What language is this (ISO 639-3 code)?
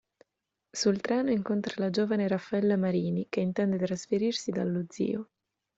ita